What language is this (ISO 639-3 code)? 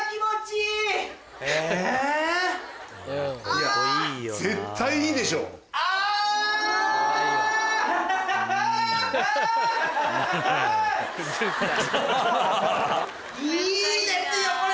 jpn